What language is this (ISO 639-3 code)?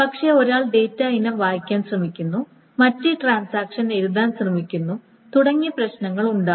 mal